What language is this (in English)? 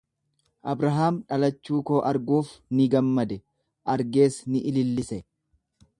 Oromo